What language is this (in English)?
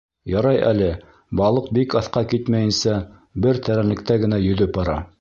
Bashkir